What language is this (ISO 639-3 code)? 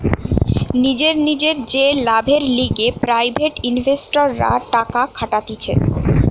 ben